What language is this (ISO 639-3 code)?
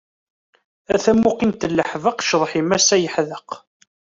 kab